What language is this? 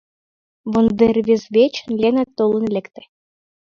Mari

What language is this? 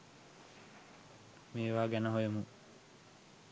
Sinhala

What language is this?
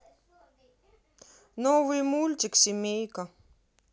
Russian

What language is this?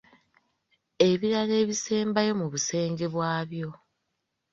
Ganda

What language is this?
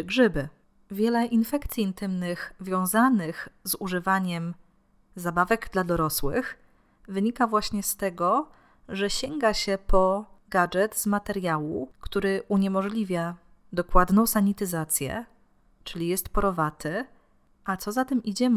Polish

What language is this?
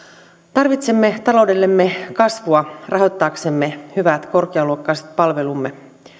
Finnish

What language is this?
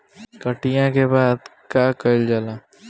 Bhojpuri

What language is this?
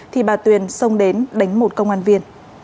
Vietnamese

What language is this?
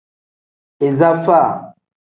Tem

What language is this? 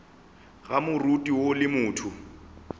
Northern Sotho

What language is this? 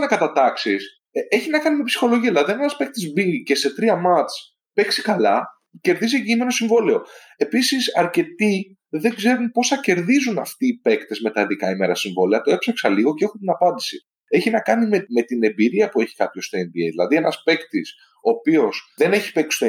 Greek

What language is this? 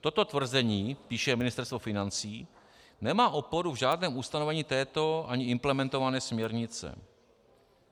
Czech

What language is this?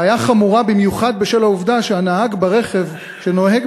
Hebrew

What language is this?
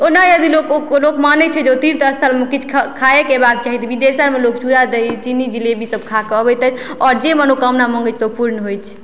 Maithili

